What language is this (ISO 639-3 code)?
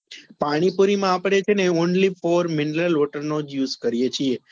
guj